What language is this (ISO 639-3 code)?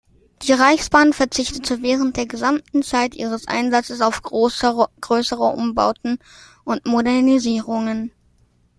deu